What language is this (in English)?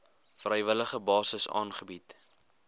Afrikaans